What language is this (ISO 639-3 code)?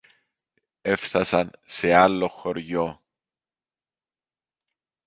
ell